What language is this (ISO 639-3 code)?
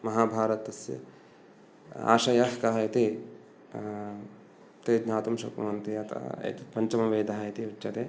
san